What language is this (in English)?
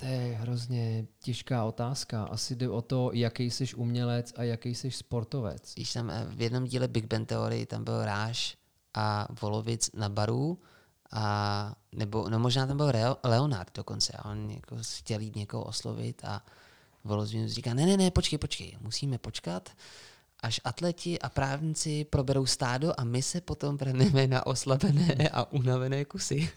Czech